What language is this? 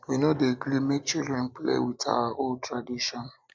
Nigerian Pidgin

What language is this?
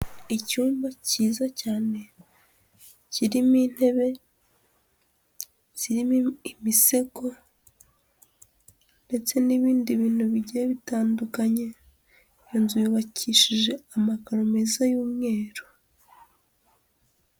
Kinyarwanda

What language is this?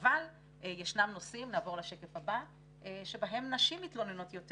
Hebrew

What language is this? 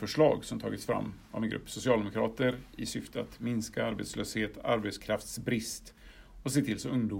Swedish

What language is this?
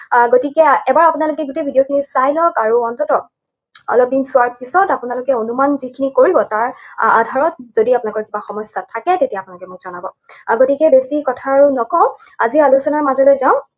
Assamese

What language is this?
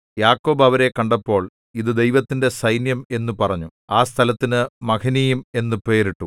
Malayalam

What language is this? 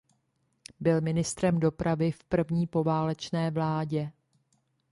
Czech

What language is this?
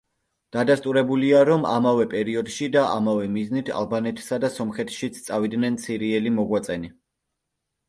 Georgian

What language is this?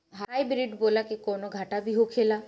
Bhojpuri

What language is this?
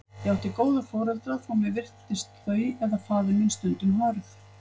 Icelandic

